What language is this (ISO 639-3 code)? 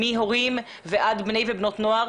heb